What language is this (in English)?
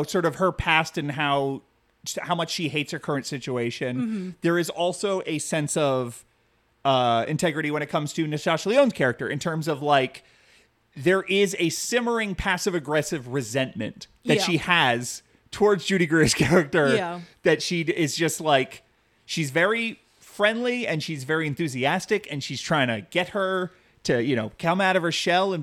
English